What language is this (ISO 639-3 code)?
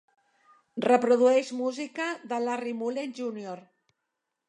cat